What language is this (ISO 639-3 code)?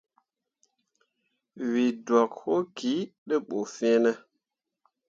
mua